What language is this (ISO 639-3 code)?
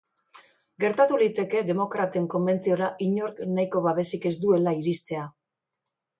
eus